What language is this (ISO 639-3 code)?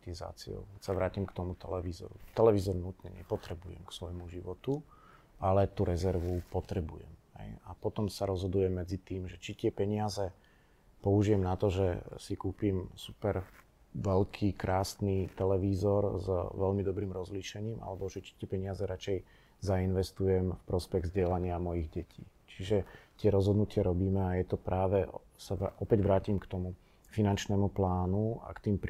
slk